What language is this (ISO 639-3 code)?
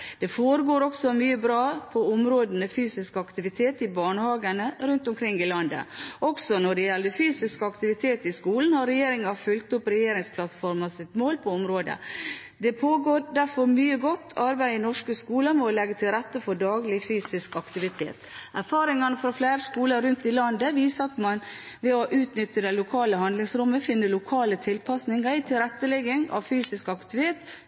nob